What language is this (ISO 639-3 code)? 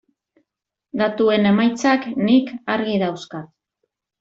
eus